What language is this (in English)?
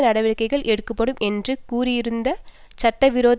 Tamil